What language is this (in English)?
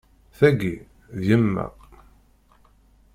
Kabyle